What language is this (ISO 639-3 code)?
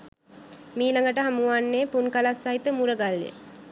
sin